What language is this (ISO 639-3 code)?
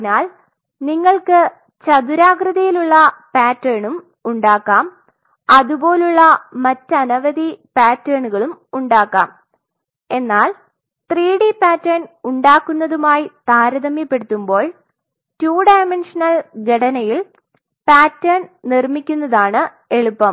mal